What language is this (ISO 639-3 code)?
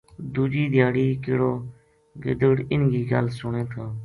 gju